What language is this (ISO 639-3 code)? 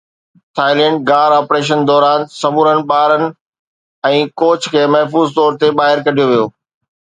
snd